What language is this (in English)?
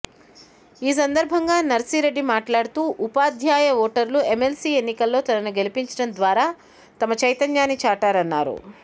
Telugu